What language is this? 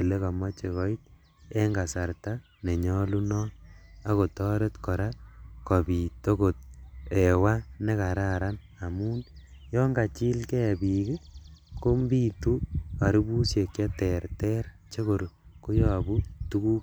Kalenjin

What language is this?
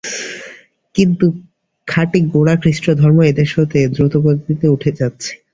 Bangla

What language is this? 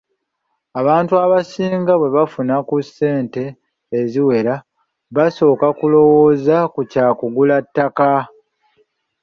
Ganda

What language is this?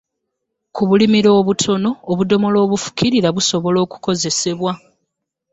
Ganda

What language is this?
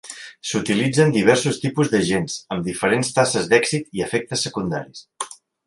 Catalan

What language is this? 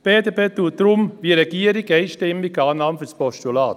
Swiss German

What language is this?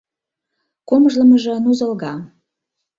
Mari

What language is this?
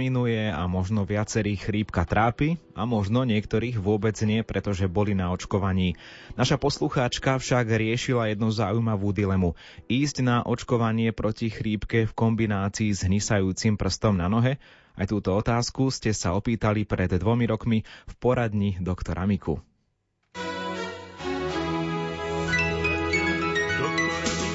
Slovak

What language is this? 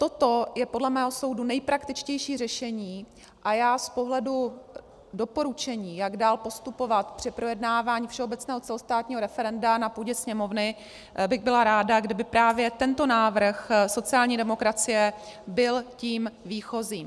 Czech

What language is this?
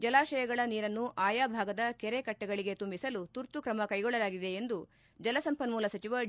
Kannada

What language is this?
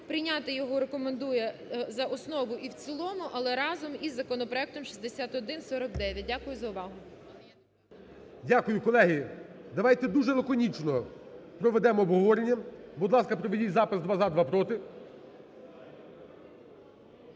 Ukrainian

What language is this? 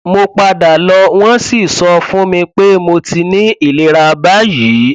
Yoruba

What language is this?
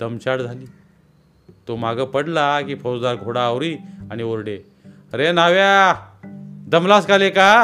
Marathi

